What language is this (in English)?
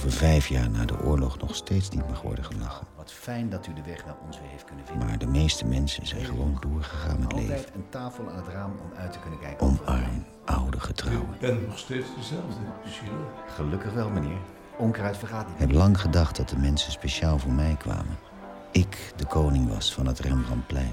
Dutch